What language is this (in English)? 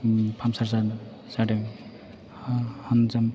Bodo